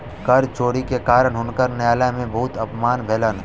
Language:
Maithili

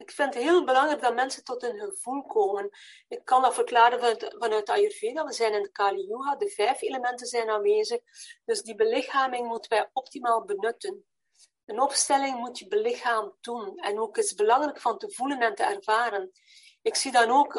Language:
Dutch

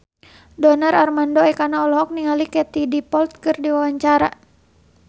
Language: Sundanese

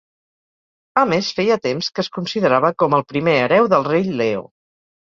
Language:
Catalan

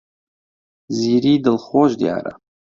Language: Central Kurdish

